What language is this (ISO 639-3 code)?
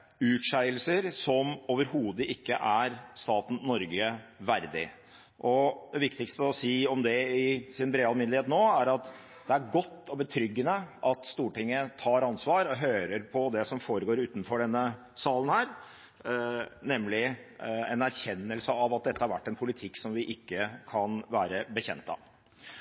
nob